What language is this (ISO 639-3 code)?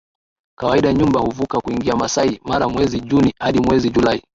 swa